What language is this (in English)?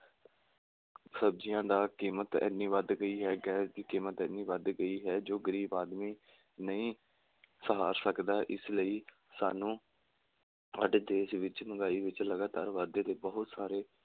Punjabi